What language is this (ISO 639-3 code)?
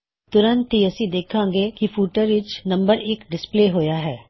pan